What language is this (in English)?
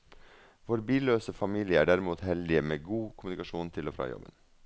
Norwegian